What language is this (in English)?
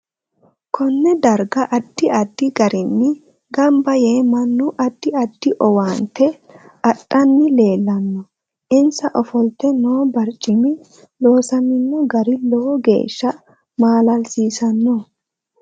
Sidamo